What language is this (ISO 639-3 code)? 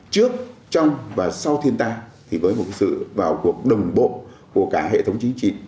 vie